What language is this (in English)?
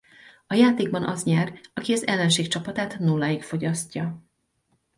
Hungarian